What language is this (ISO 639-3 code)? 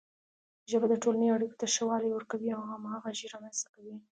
pus